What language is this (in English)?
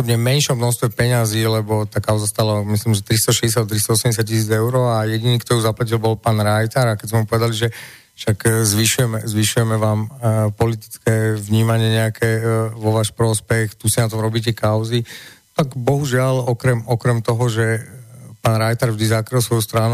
Slovak